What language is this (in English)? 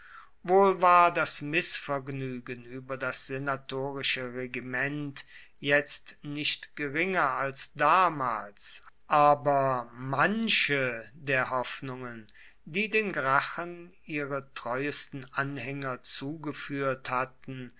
German